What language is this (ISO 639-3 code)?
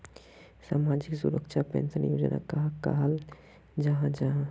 mag